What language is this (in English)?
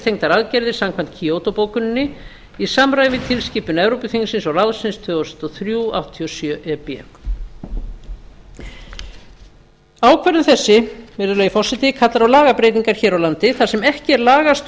Icelandic